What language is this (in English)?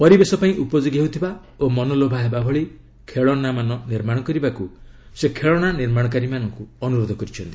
Odia